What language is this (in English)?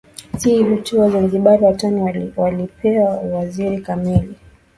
Swahili